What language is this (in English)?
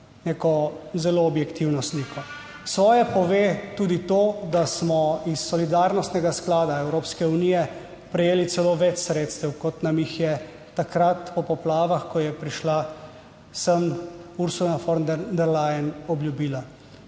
Slovenian